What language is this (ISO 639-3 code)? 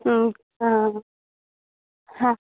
san